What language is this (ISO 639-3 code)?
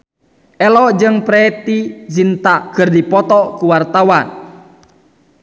sun